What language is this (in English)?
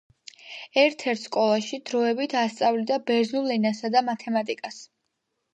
Georgian